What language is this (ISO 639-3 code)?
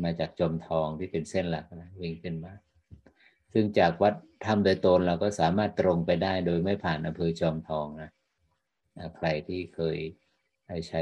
tha